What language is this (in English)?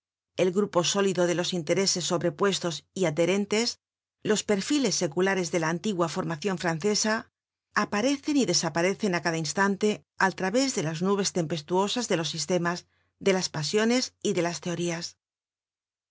Spanish